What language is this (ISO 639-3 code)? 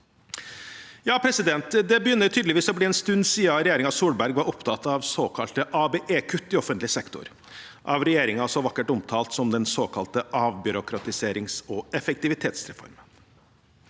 nor